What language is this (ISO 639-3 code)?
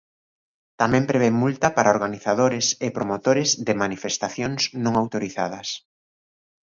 glg